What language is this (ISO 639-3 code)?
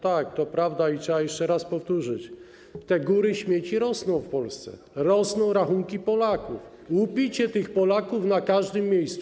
pol